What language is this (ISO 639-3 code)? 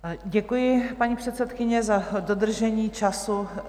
ces